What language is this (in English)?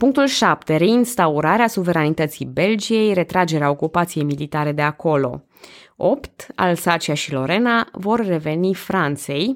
Romanian